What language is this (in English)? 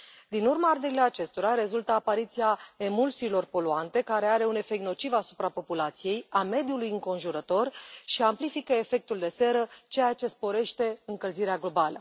Romanian